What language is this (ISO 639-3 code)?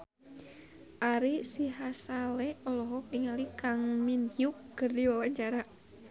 sun